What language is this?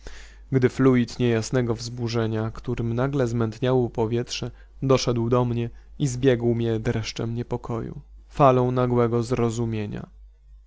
Polish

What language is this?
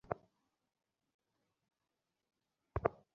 Bangla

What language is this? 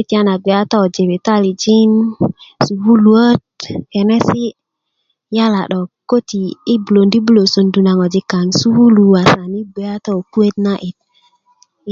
Kuku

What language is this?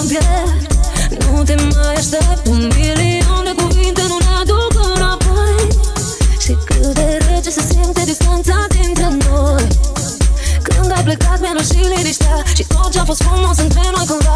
Romanian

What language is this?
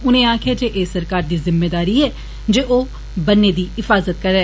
Dogri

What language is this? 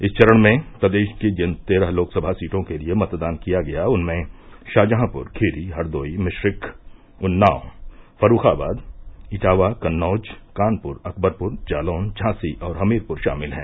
Hindi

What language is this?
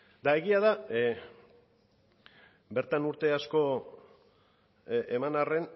Basque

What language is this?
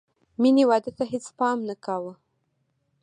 Pashto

